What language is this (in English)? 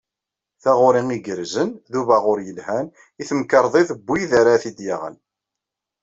Kabyle